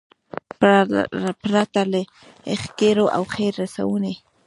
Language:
Pashto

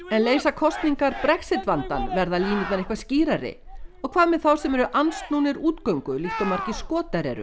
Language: Icelandic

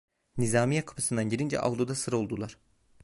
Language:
Turkish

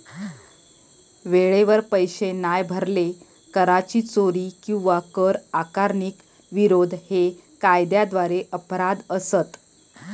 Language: Marathi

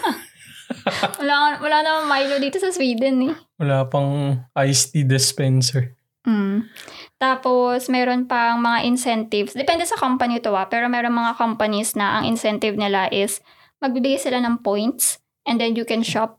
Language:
Filipino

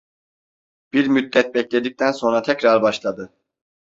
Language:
Turkish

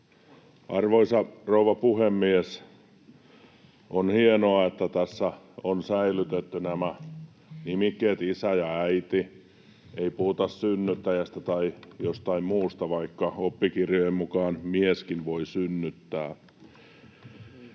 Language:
Finnish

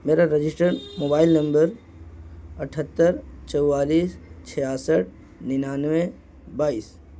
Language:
Urdu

